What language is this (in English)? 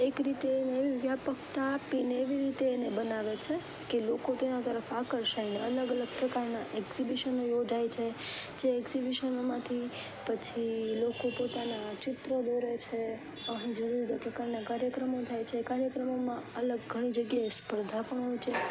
Gujarati